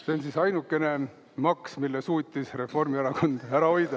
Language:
Estonian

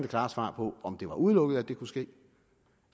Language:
Danish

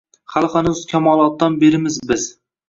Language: Uzbek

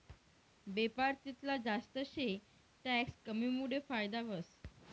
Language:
Marathi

